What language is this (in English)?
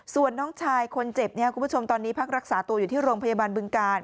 Thai